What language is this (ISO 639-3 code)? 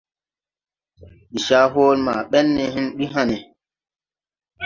tui